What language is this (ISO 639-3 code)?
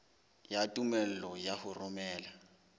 sot